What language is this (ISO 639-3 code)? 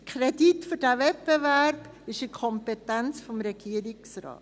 gsw